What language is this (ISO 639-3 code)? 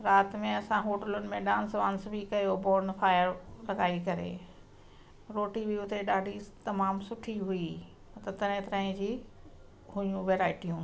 snd